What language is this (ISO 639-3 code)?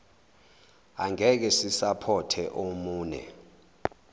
zul